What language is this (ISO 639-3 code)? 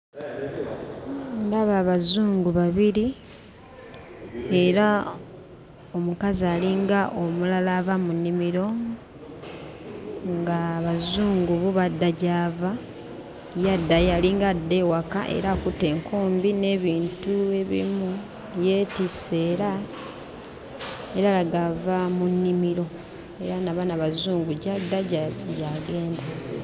lug